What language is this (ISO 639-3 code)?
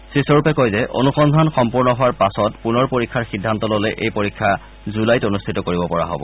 asm